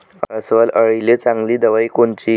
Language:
Marathi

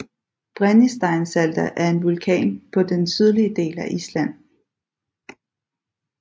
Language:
Danish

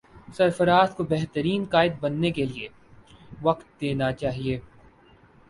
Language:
Urdu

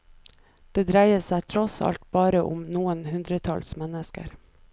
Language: Norwegian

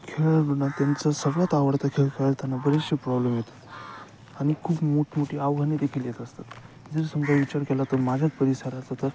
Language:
Marathi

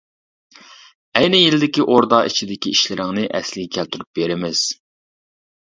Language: Uyghur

